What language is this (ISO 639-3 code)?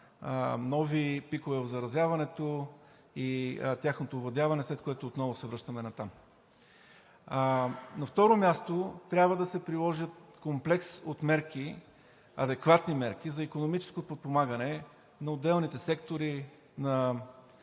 bul